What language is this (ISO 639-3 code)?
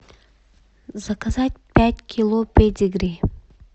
rus